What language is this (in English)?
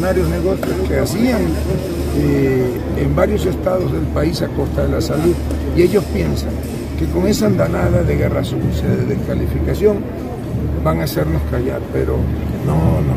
Spanish